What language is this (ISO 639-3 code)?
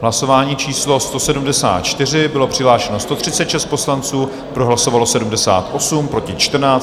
ces